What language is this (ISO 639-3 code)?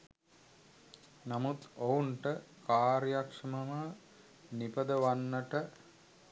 sin